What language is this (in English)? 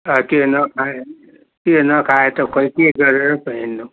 Nepali